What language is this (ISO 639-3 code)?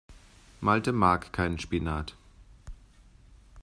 deu